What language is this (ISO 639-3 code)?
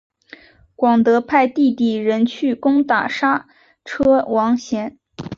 zho